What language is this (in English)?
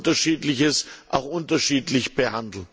German